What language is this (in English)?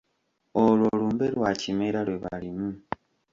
Ganda